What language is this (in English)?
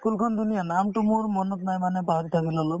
Assamese